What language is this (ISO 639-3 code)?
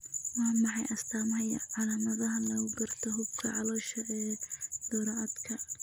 som